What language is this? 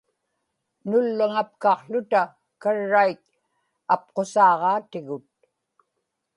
Inupiaq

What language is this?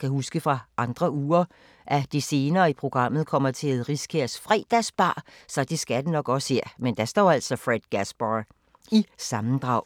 Danish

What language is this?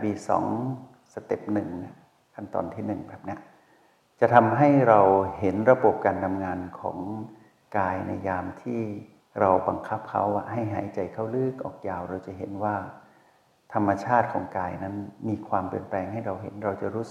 Thai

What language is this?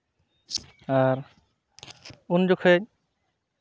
Santali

